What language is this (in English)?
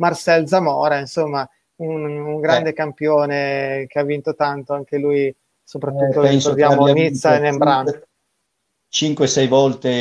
Italian